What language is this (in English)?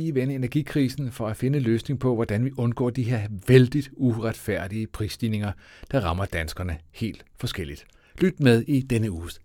Danish